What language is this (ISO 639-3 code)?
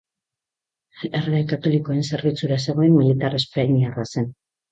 eus